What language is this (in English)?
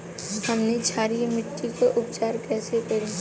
Bhojpuri